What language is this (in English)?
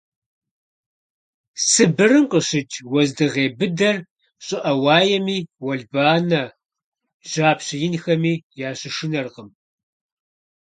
Kabardian